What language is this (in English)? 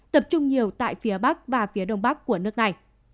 Vietnamese